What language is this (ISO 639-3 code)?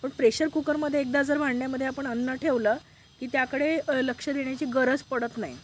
mar